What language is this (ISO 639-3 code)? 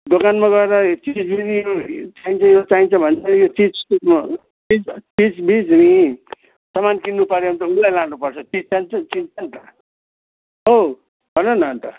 nep